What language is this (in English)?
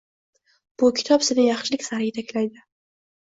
Uzbek